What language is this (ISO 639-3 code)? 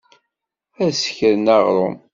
kab